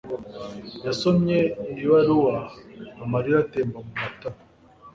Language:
Kinyarwanda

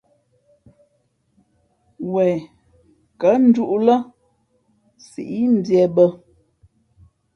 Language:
Fe'fe'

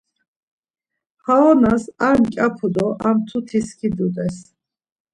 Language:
Laz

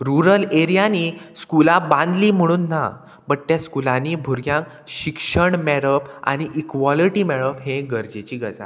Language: Konkani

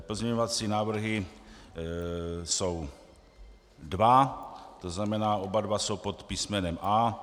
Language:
Czech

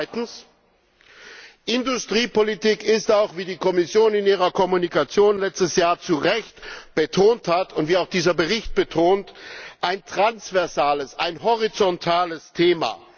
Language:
German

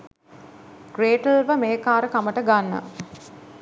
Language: Sinhala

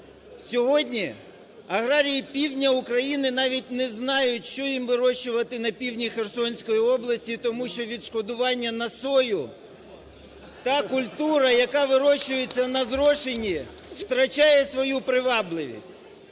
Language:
Ukrainian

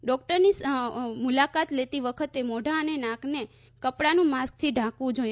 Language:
Gujarati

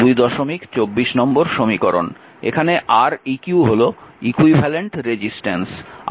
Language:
Bangla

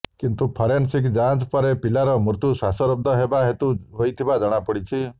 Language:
Odia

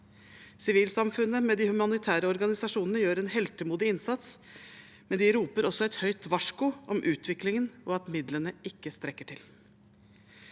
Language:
Norwegian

